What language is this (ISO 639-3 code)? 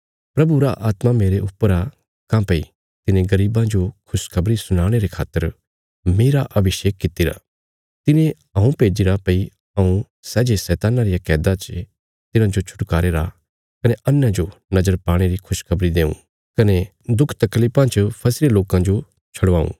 kfs